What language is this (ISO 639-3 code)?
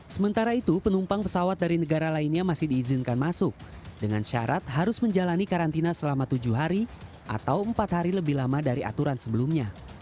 ind